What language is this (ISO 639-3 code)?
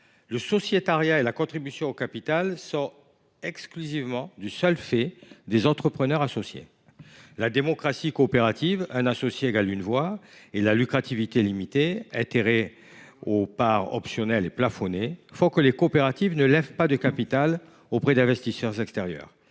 fra